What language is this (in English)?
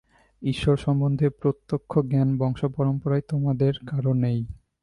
Bangla